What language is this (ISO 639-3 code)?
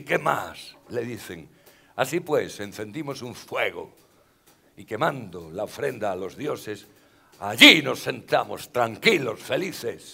spa